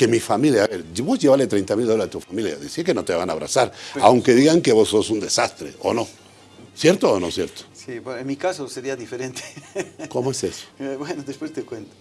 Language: Spanish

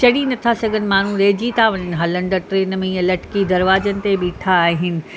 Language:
Sindhi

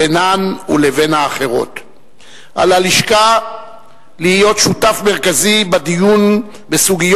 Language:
Hebrew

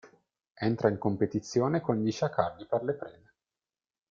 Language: Italian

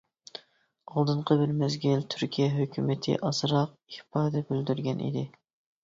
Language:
Uyghur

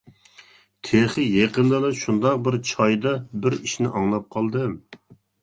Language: Uyghur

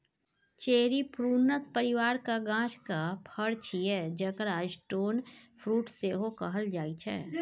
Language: Maithili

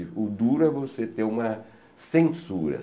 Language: Portuguese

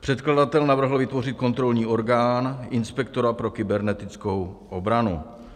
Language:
Czech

